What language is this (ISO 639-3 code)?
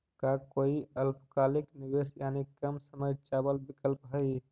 mag